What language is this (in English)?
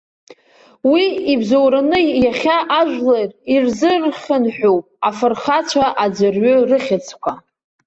Abkhazian